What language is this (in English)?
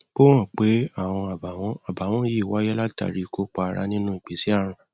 Yoruba